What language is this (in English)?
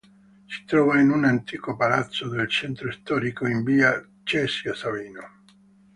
Italian